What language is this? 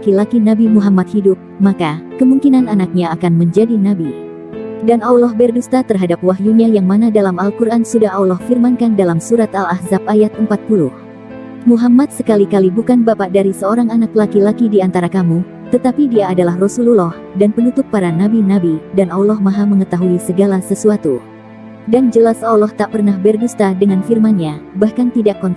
Indonesian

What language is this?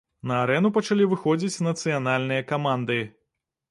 Belarusian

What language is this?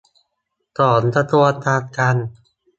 Thai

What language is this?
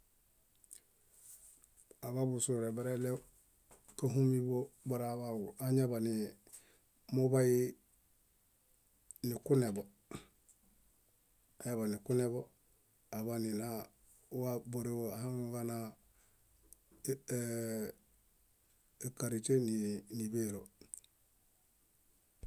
Bayot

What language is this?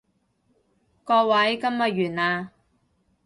Cantonese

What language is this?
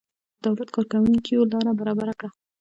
Pashto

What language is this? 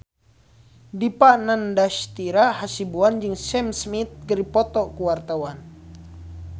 Sundanese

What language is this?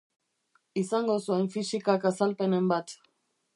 Basque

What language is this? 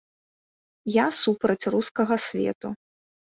Belarusian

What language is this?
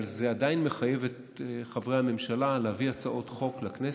Hebrew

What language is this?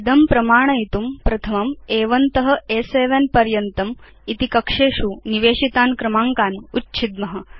Sanskrit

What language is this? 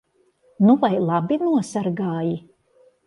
Latvian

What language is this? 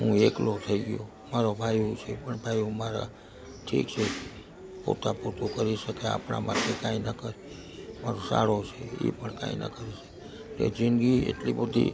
Gujarati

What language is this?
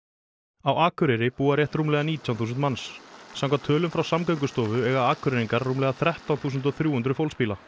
Icelandic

